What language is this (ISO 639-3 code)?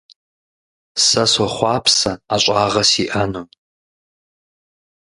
kbd